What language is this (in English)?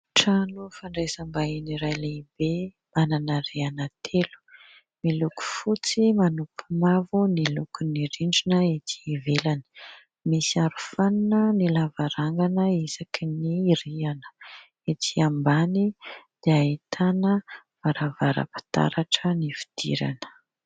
Malagasy